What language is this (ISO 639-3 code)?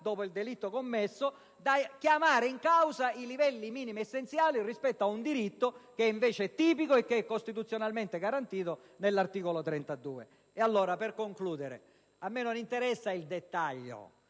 ita